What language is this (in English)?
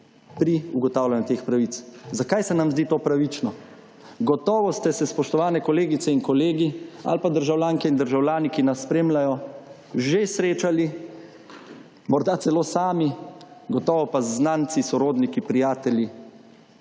Slovenian